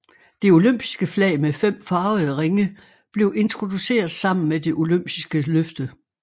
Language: Danish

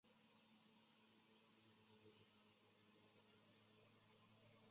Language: Chinese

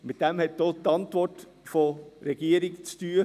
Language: Swiss German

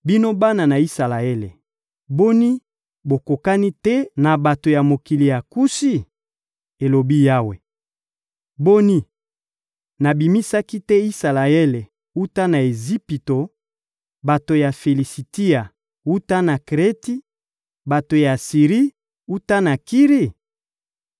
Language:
Lingala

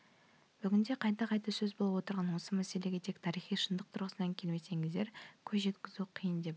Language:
Kazakh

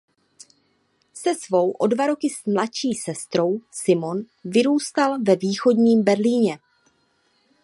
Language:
Czech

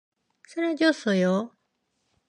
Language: Korean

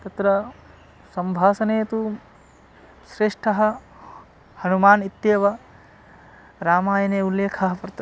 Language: Sanskrit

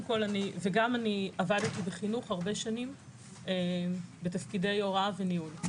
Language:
Hebrew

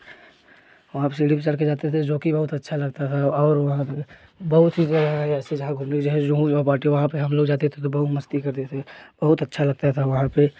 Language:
Hindi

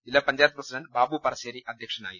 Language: Malayalam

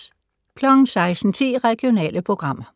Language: Danish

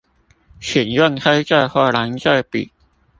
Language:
Chinese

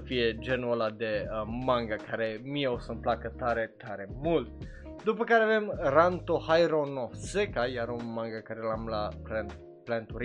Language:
Romanian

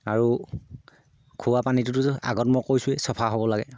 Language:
Assamese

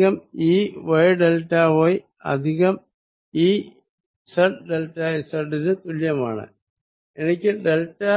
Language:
Malayalam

